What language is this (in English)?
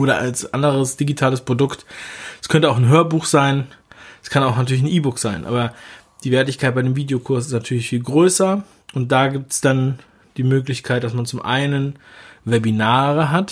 German